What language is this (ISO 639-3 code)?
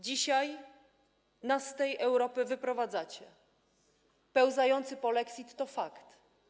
pol